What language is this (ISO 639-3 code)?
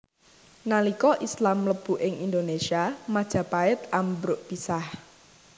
jav